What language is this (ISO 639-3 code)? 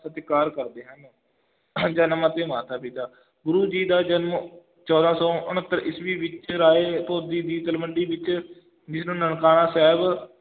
pan